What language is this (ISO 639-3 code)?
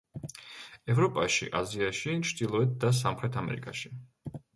kat